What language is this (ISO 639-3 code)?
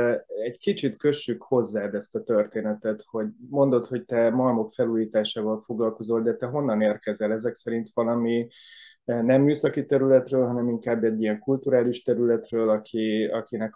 hun